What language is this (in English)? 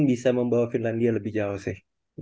Indonesian